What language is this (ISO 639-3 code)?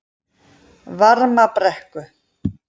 isl